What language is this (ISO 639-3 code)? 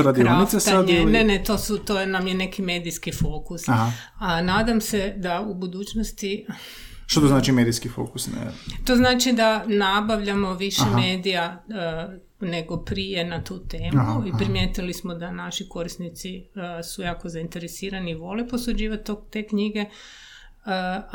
hrv